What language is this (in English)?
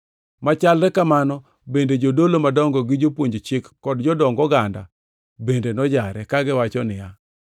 Luo (Kenya and Tanzania)